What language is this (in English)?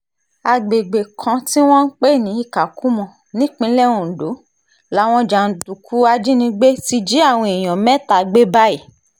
Yoruba